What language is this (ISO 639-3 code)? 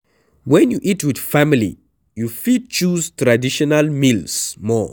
pcm